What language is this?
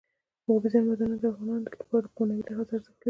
Pashto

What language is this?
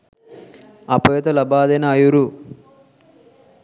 Sinhala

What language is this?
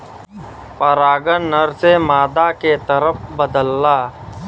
Bhojpuri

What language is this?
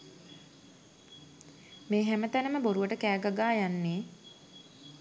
Sinhala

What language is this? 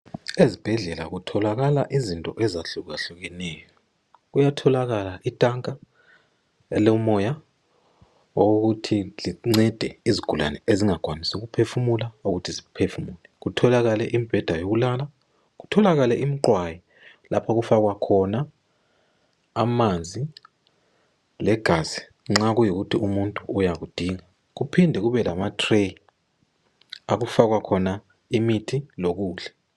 North Ndebele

